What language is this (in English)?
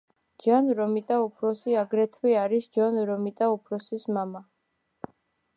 Georgian